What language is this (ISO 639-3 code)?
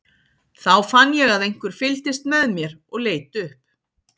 isl